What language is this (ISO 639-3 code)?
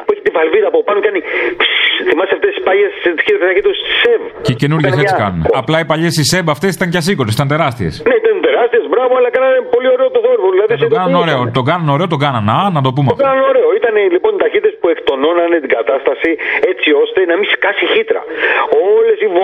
ell